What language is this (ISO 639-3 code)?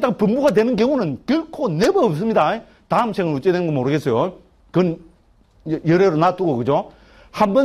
kor